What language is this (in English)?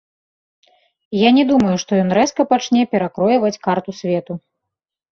Belarusian